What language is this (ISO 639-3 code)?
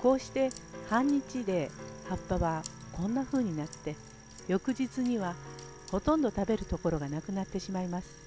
jpn